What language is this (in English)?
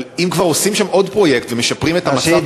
Hebrew